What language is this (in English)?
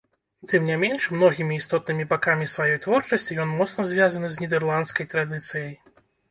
Belarusian